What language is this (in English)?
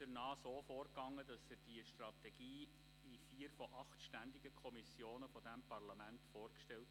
Swiss German